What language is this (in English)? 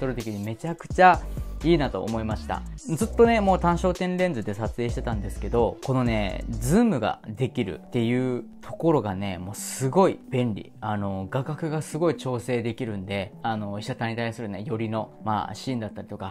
Japanese